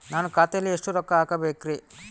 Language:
Kannada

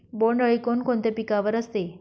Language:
Marathi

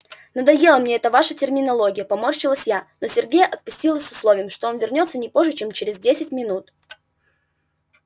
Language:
Russian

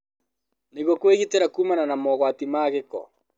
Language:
Kikuyu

